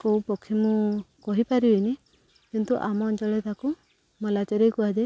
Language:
Odia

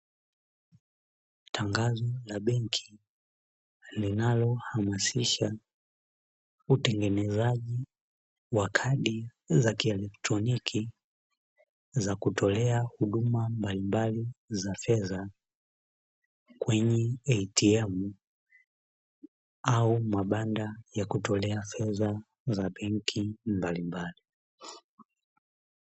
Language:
Swahili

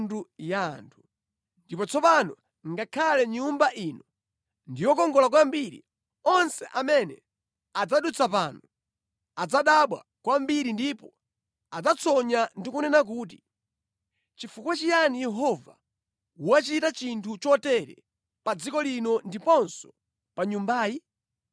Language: Nyanja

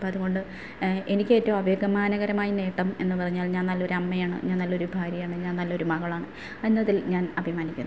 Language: Malayalam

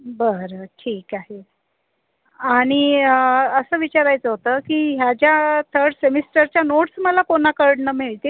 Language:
Marathi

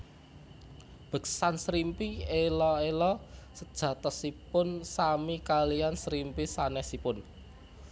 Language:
Javanese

